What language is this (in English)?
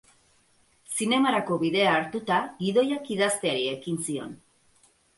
Basque